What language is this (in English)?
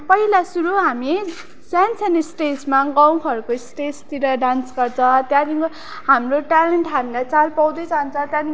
Nepali